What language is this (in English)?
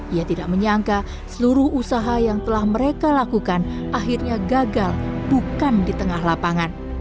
Indonesian